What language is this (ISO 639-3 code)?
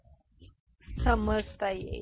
mar